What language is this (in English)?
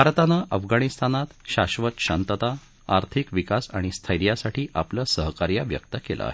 Marathi